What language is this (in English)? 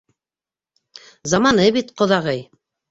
Bashkir